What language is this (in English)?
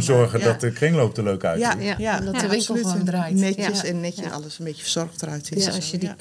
Dutch